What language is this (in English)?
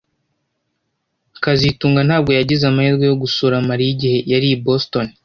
Kinyarwanda